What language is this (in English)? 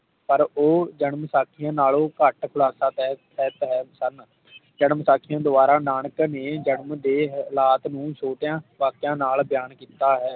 Punjabi